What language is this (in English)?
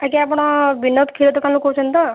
Odia